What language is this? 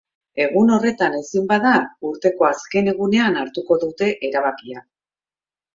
Basque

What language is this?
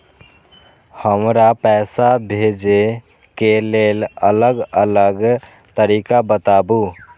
Maithili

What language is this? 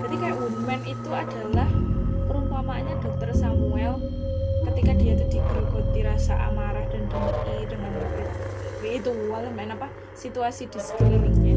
Indonesian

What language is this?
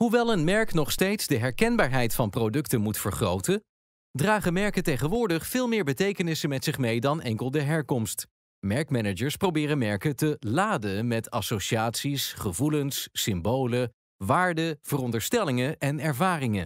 Dutch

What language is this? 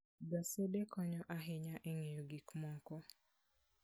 Luo (Kenya and Tanzania)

